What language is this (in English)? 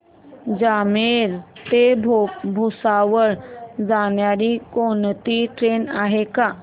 Marathi